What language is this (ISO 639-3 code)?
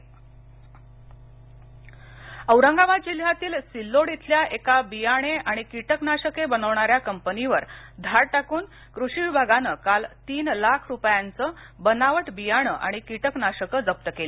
mar